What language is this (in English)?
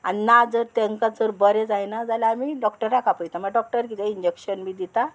Konkani